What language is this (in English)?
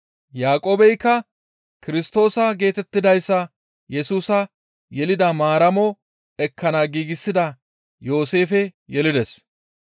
Gamo